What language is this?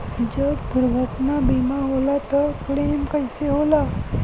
Bhojpuri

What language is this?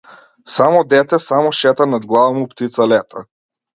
Macedonian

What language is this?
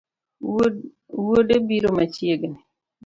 Luo (Kenya and Tanzania)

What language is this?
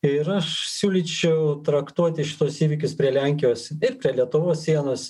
Lithuanian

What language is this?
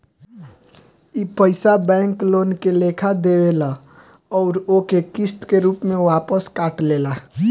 Bhojpuri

